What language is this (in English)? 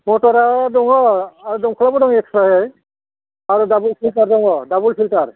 Bodo